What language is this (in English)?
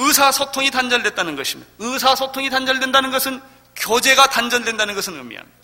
Korean